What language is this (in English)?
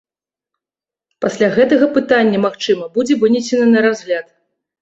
Belarusian